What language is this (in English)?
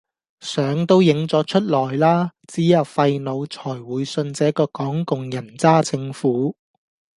Cantonese